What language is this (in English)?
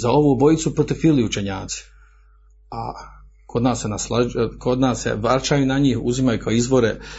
Croatian